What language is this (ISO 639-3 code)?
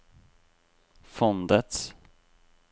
nor